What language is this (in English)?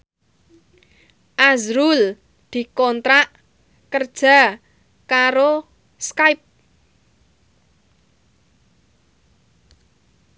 Javanese